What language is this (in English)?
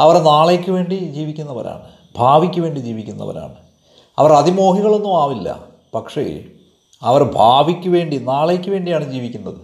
Malayalam